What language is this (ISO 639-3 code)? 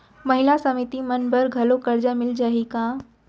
hne